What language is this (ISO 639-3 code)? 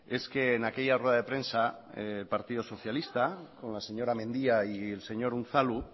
spa